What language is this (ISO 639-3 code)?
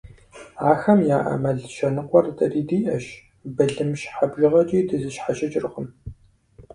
kbd